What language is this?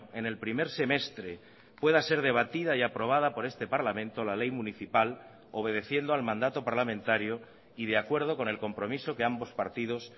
Spanish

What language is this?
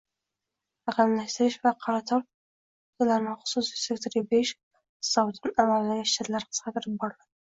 Uzbek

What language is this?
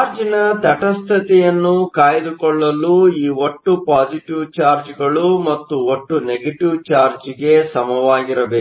Kannada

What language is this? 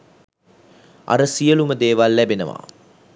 Sinhala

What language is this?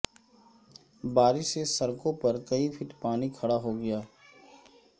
Urdu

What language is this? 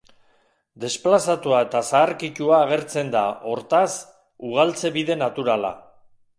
Basque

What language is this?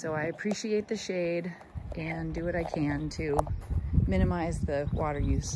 English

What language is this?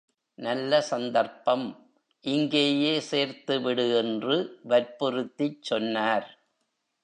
Tamil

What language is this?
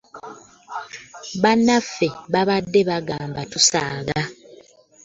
Ganda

